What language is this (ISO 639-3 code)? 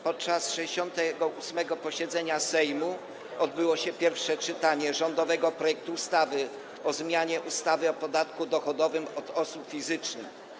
pol